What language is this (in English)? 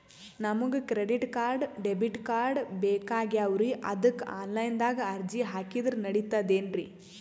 Kannada